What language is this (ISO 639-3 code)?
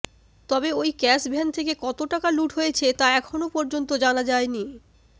ben